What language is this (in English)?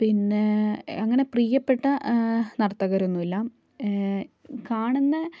Malayalam